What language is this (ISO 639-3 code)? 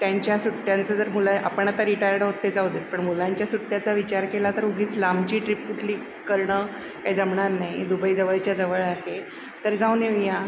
mar